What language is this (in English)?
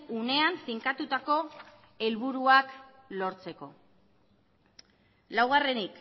Basque